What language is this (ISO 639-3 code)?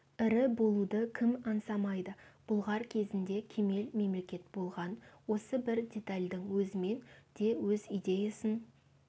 kaz